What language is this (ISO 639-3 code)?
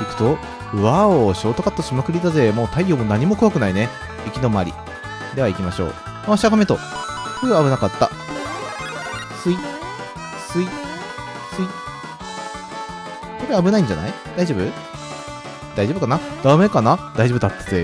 jpn